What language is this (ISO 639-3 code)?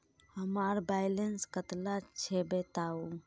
mag